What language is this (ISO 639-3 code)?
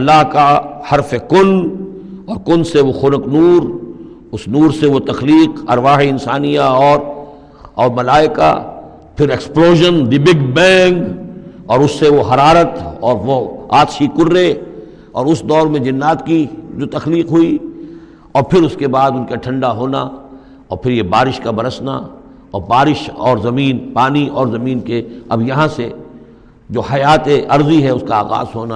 urd